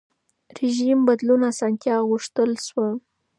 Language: Pashto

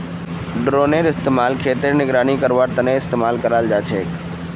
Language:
Magahi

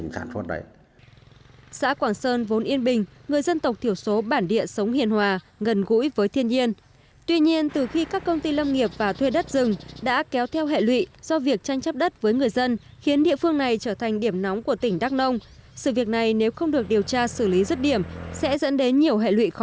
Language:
Vietnamese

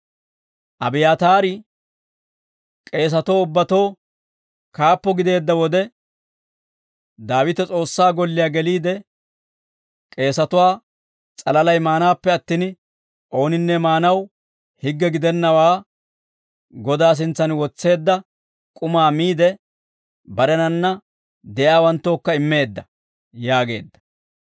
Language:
Dawro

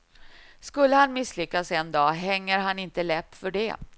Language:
Swedish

